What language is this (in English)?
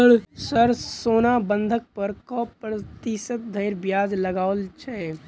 Maithili